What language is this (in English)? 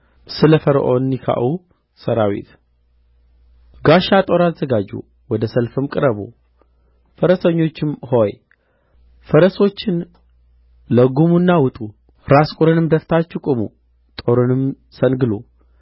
Amharic